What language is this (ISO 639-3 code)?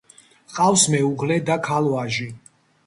kat